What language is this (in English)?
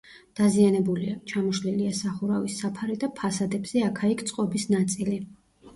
Georgian